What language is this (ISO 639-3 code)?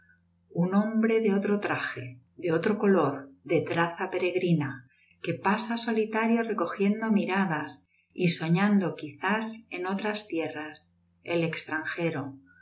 spa